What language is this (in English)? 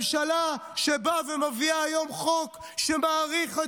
Hebrew